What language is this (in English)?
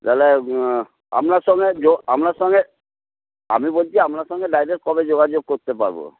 Bangla